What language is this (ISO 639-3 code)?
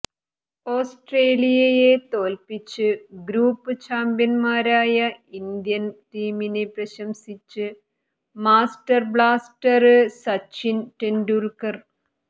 mal